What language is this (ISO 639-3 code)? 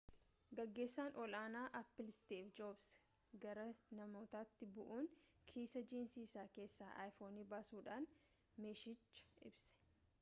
orm